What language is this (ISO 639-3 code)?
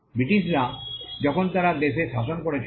ben